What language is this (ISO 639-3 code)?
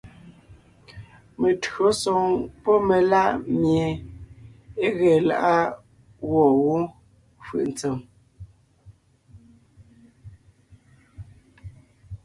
nnh